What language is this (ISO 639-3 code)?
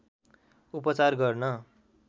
nep